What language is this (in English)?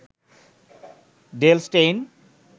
Bangla